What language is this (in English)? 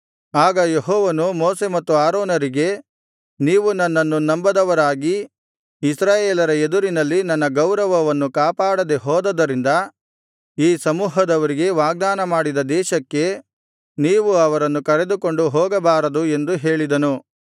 Kannada